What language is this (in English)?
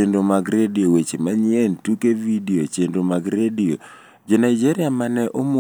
Luo (Kenya and Tanzania)